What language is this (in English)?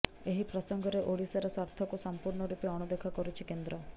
Odia